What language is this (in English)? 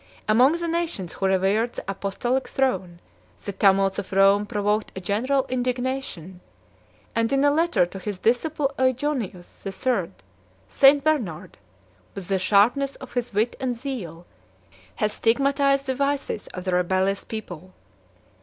English